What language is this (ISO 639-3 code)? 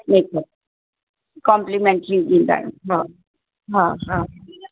snd